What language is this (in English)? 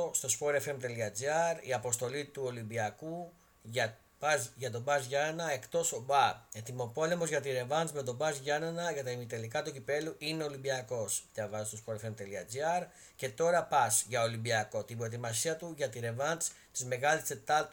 Greek